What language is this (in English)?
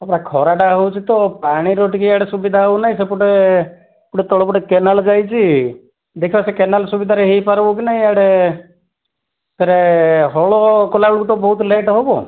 Odia